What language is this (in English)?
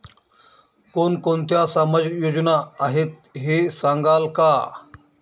Marathi